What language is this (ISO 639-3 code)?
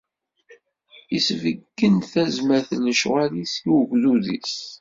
kab